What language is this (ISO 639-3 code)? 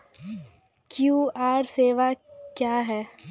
mai